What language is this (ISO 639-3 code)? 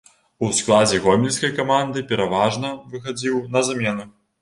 bel